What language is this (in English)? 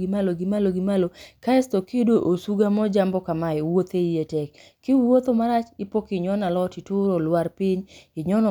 Luo (Kenya and Tanzania)